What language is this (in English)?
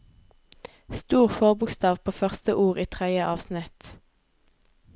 Norwegian